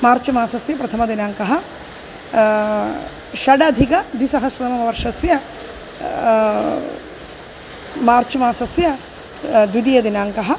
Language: Sanskrit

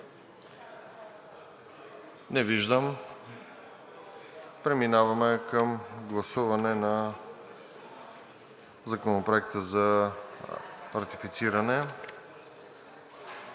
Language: Bulgarian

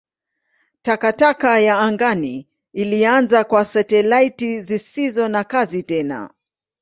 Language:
Swahili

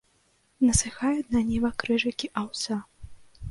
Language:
Belarusian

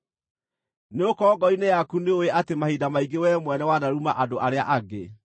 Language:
Kikuyu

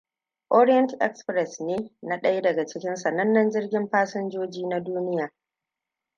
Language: Hausa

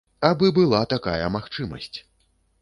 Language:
Belarusian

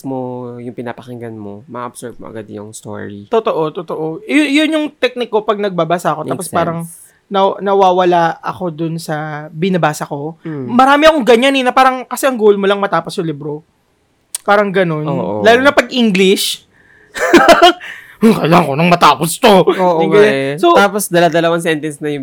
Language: Filipino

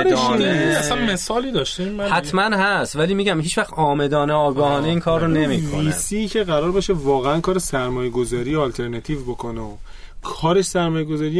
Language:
Persian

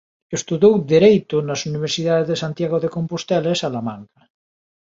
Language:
Galician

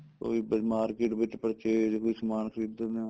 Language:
Punjabi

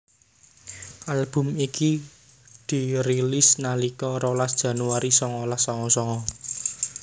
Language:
Javanese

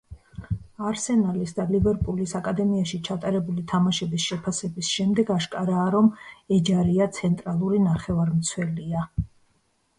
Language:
Georgian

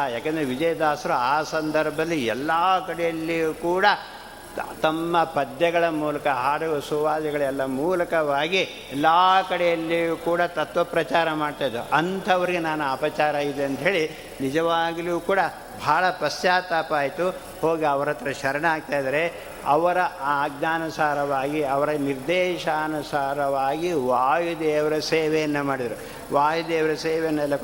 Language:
Kannada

